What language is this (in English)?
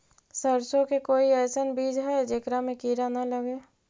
Magahi